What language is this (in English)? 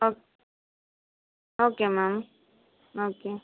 Tamil